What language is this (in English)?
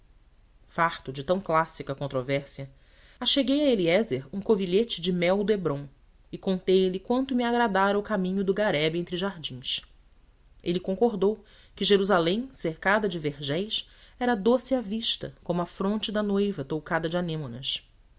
Portuguese